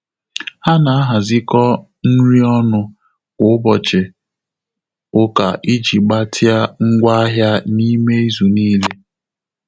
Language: Igbo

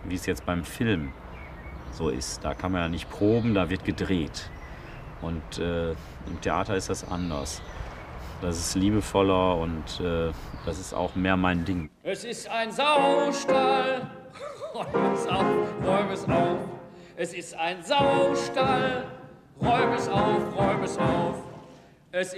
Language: German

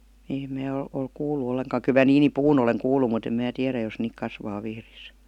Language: Finnish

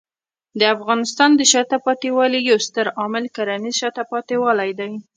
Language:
Pashto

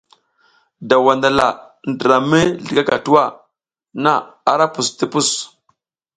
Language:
South Giziga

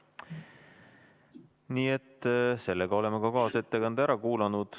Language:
Estonian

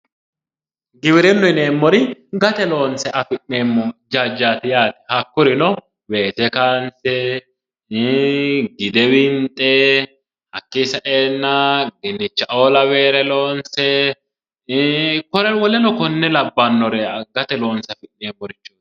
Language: Sidamo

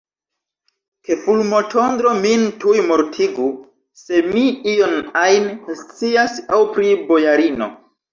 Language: Esperanto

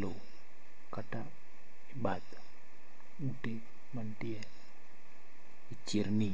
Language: Luo (Kenya and Tanzania)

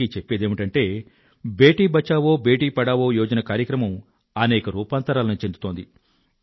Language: Telugu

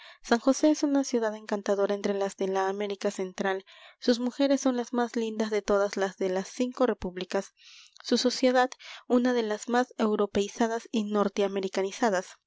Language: Spanish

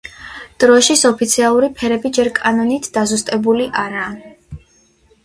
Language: Georgian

